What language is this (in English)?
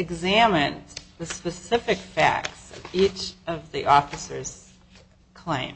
English